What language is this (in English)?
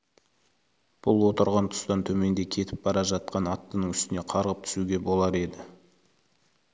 Kazakh